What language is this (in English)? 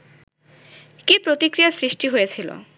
Bangla